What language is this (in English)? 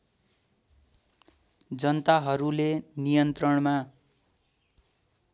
Nepali